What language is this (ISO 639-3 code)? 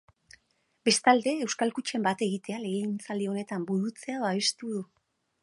eus